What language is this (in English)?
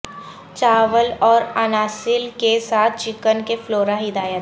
Urdu